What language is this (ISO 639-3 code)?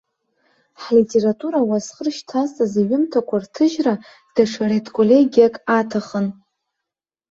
abk